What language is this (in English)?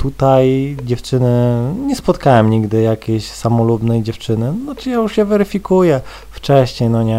Polish